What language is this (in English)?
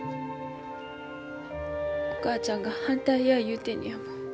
Japanese